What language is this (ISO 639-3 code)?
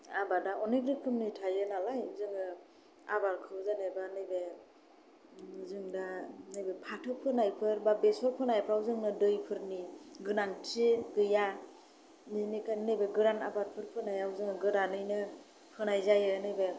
brx